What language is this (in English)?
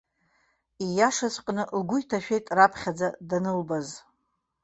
Abkhazian